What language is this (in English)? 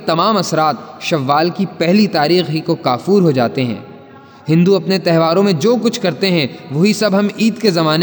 Urdu